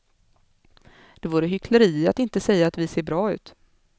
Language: Swedish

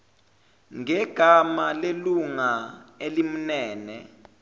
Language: Zulu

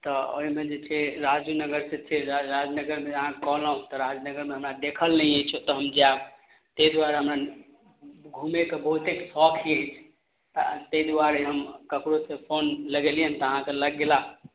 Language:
Maithili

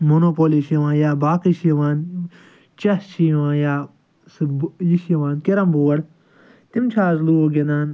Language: Kashmiri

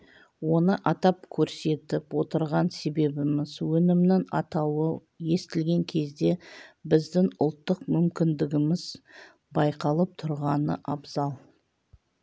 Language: Kazakh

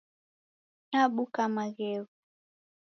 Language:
Taita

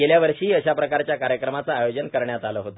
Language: Marathi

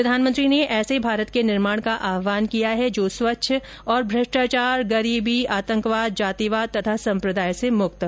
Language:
Hindi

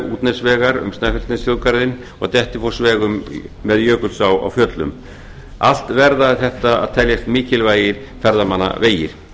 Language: Icelandic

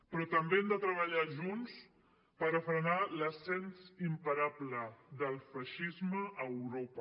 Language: Catalan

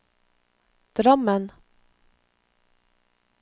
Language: Norwegian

